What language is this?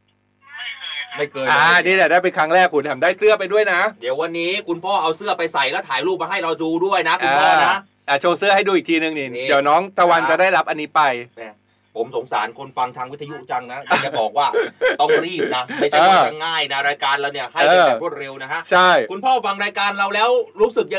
Thai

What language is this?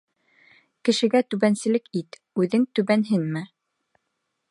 Bashkir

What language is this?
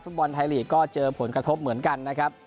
Thai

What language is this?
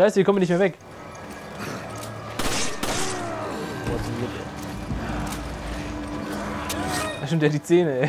German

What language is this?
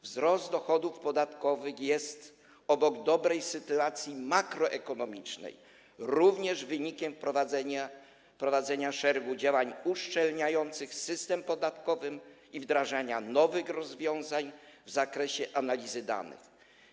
Polish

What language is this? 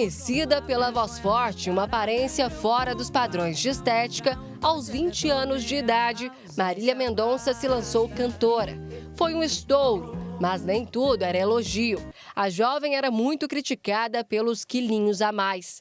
Portuguese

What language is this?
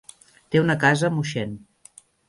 Catalan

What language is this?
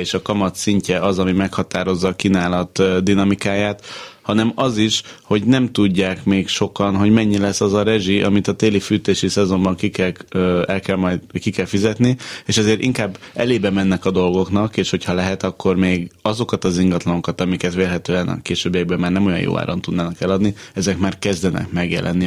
Hungarian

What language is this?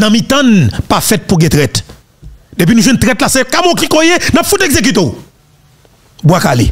French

